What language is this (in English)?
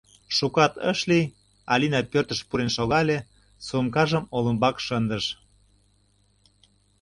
Mari